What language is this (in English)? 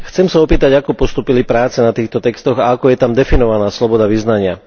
Slovak